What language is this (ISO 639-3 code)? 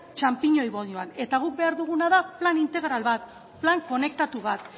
eus